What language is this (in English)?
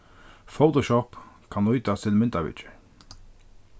Faroese